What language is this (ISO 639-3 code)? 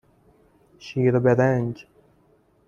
fas